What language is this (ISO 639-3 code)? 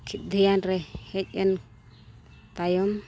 sat